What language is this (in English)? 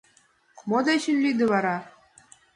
Mari